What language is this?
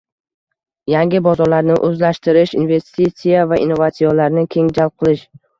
Uzbek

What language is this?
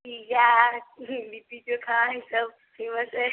Maithili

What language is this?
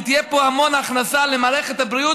Hebrew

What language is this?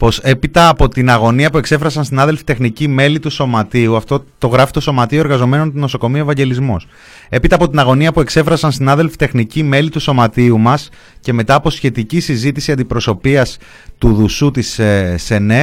Greek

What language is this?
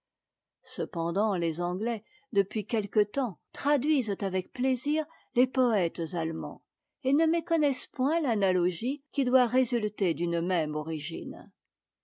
French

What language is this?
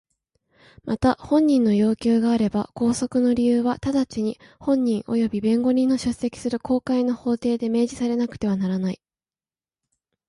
Japanese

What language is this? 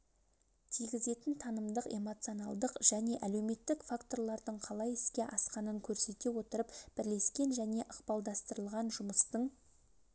Kazakh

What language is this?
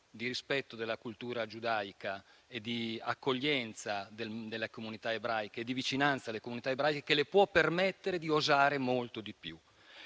Italian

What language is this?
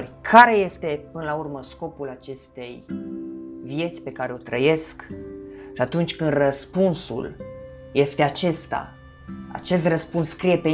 Romanian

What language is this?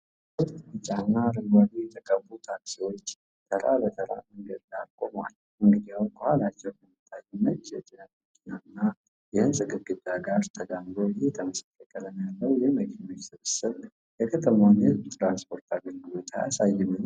Amharic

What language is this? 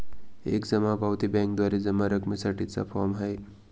Marathi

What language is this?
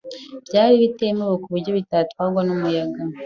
Kinyarwanda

